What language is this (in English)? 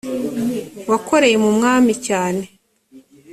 Kinyarwanda